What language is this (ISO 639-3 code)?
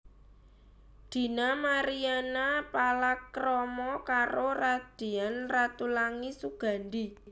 jav